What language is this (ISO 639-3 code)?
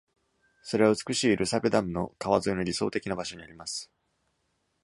jpn